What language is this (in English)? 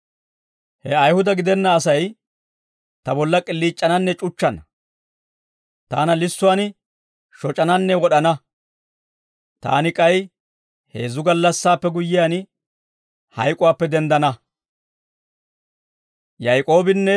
Dawro